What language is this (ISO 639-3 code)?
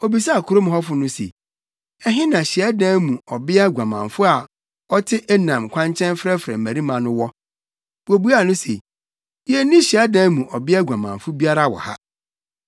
aka